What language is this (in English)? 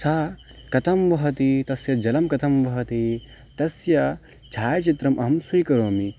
Sanskrit